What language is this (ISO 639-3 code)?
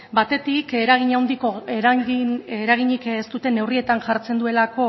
eus